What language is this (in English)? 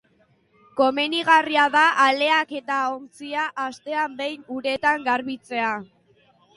Basque